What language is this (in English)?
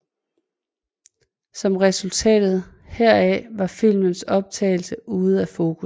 Danish